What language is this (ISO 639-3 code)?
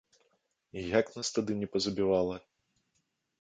bel